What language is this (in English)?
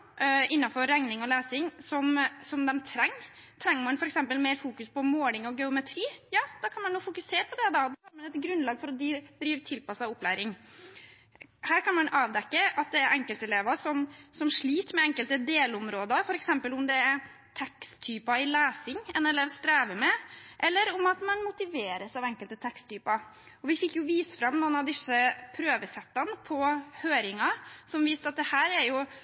Norwegian Bokmål